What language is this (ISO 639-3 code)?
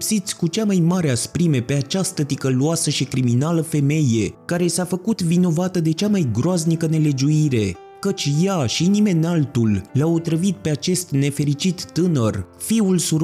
ron